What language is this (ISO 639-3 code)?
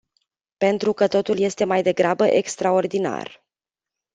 ron